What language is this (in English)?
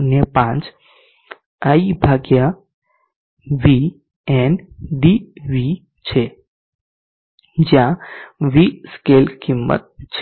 Gujarati